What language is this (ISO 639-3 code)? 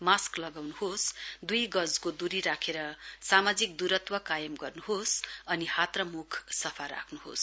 nep